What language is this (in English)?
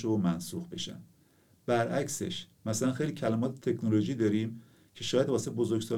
Persian